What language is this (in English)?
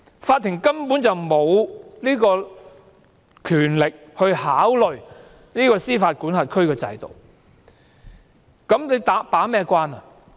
Cantonese